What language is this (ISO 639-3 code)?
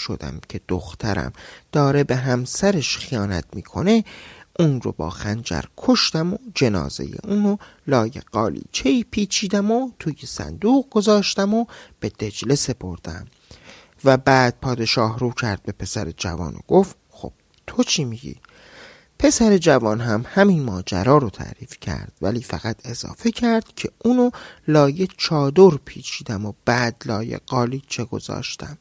fas